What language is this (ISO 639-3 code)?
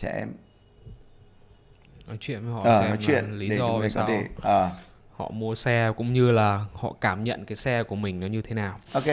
vie